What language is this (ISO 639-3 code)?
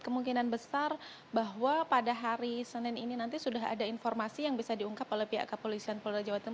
ind